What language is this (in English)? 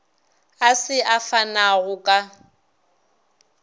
Northern Sotho